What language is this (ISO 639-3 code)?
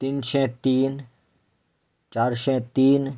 kok